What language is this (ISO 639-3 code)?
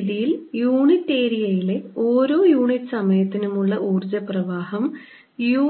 mal